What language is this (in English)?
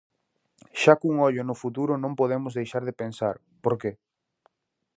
Galician